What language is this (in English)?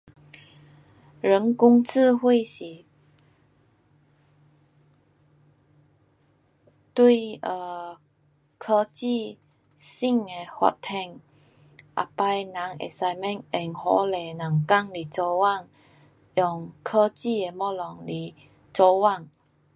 Pu-Xian Chinese